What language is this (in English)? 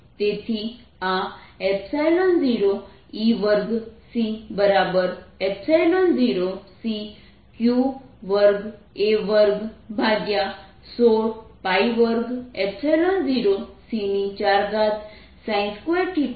Gujarati